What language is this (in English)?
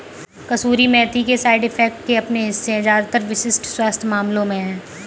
Hindi